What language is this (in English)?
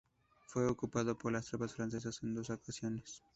Spanish